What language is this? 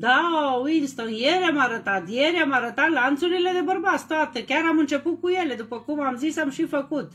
Romanian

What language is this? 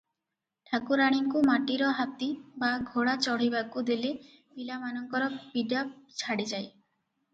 Odia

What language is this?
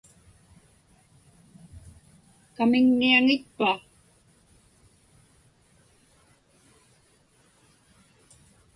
Inupiaq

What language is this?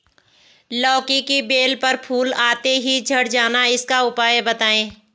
Hindi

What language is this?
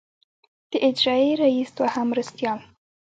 Pashto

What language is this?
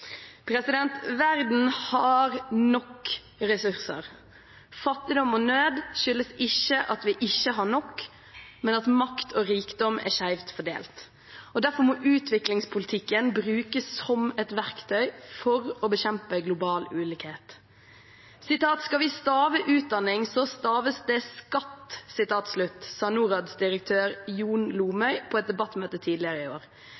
Norwegian Bokmål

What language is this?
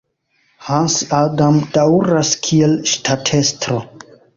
Esperanto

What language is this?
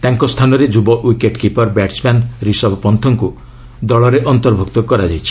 Odia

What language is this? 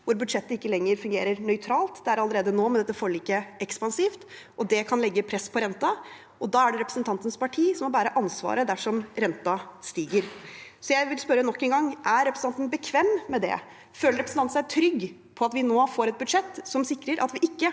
Norwegian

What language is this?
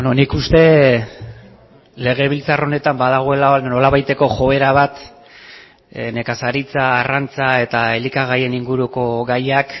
Basque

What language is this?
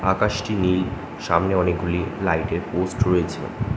Bangla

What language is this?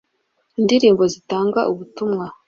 Kinyarwanda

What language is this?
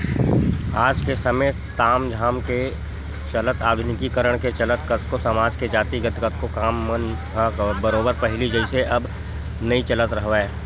Chhattisgarhi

